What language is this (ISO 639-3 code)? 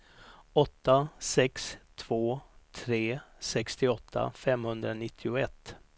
swe